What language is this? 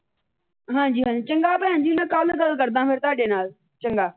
Punjabi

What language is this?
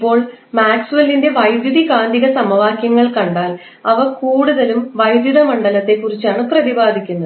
Malayalam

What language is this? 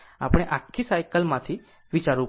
Gujarati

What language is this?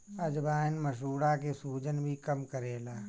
Bhojpuri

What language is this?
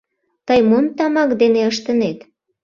Mari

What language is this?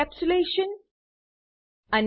Gujarati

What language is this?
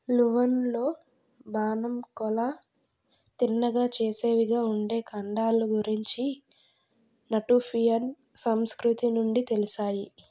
Telugu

